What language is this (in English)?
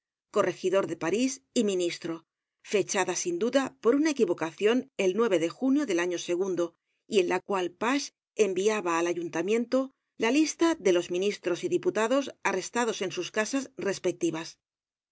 Spanish